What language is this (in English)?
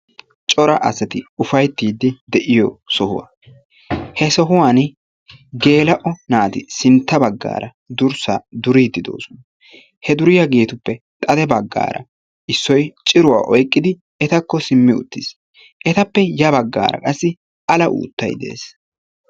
Wolaytta